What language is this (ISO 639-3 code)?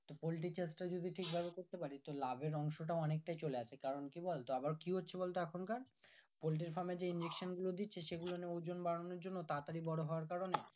ben